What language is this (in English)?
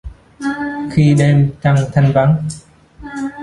Vietnamese